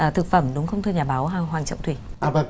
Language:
Vietnamese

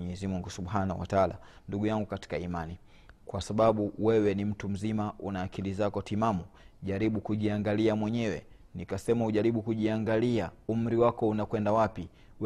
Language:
Swahili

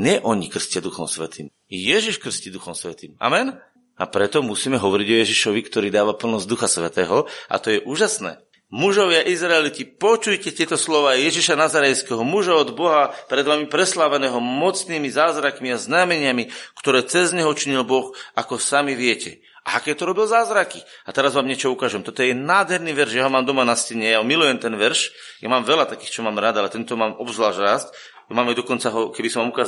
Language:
Slovak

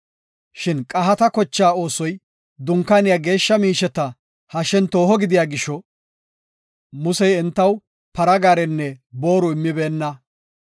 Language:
Gofa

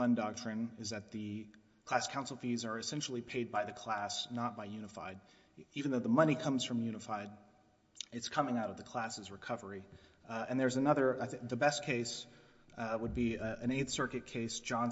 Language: English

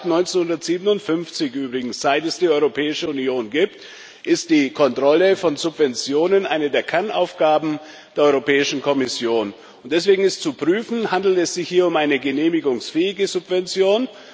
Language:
German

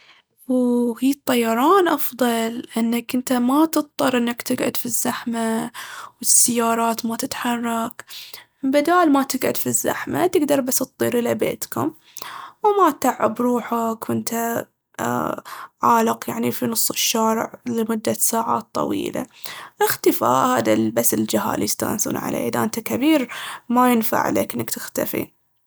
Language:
Baharna Arabic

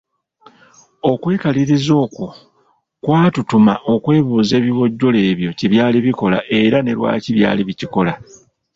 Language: Ganda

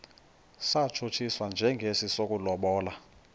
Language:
Xhosa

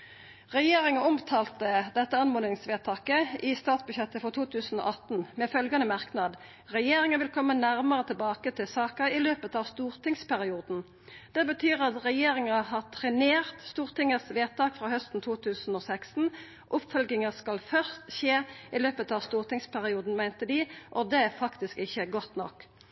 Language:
Norwegian Nynorsk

